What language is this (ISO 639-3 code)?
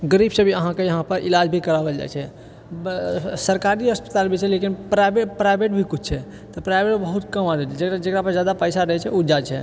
mai